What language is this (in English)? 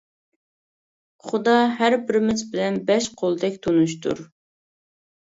Uyghur